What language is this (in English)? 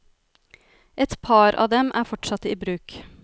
Norwegian